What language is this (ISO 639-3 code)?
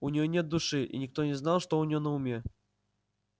rus